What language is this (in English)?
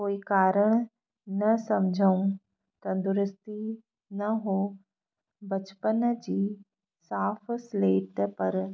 Sindhi